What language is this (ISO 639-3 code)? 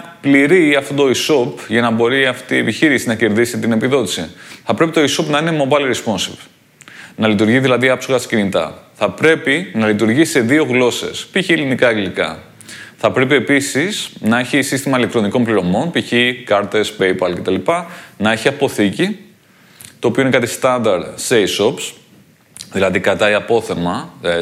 ell